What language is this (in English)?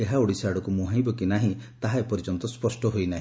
Odia